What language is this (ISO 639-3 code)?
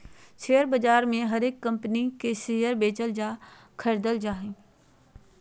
mag